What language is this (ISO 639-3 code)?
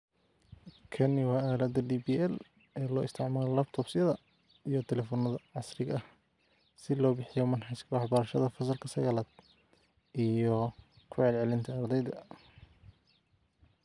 som